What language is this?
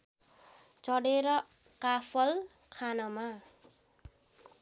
Nepali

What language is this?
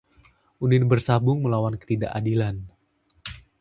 Indonesian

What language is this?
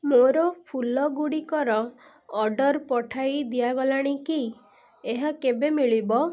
Odia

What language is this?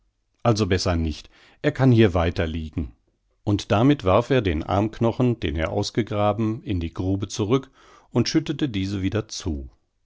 German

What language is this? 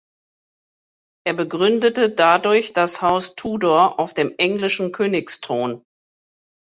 German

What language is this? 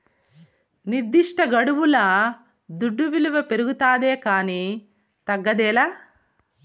Telugu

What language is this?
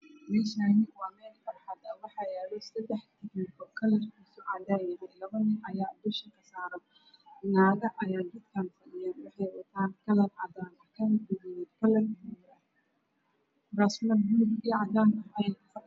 Somali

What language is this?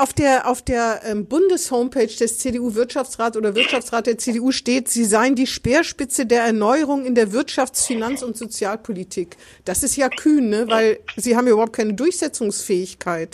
German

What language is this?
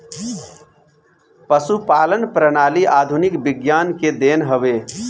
Bhojpuri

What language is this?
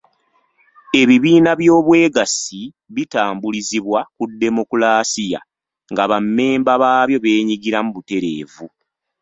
Ganda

